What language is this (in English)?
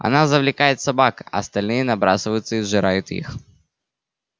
Russian